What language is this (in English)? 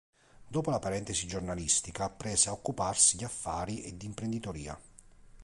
Italian